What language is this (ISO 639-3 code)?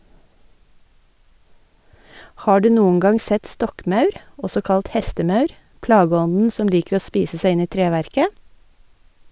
nor